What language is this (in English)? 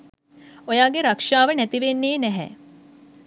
Sinhala